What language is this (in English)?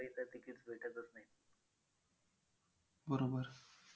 Marathi